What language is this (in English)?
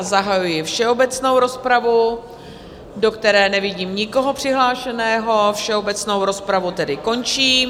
Czech